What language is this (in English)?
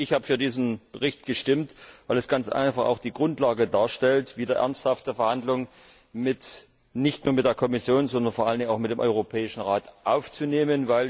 German